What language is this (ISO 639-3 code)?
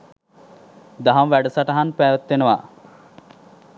sin